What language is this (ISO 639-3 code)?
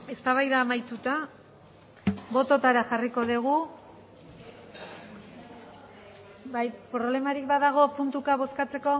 eus